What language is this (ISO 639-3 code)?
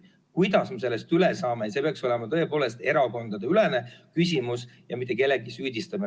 est